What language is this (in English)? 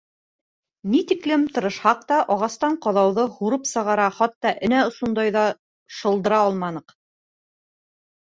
Bashkir